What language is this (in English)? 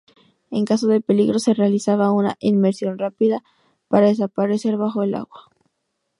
Spanish